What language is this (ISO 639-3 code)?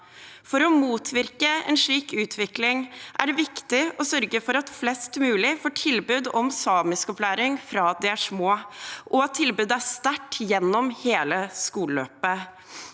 nor